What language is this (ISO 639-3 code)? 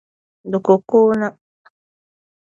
dag